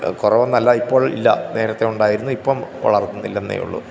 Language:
Malayalam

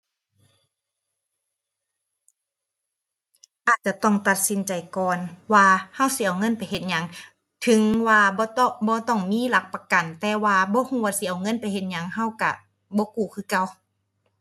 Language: Thai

